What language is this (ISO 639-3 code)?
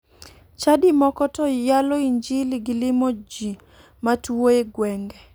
luo